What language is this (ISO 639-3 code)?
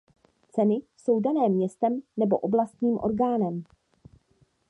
ces